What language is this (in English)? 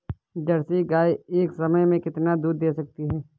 Hindi